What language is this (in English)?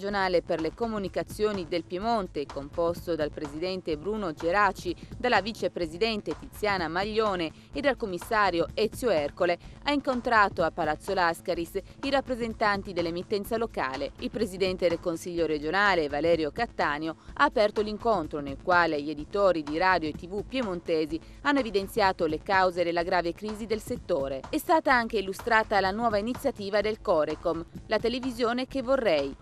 Italian